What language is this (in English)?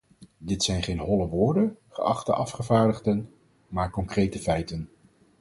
Dutch